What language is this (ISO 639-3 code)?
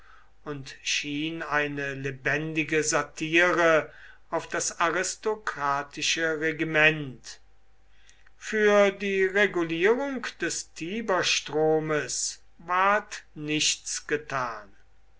deu